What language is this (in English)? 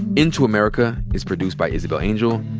English